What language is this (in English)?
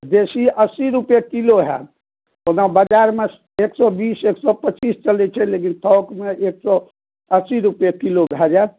Maithili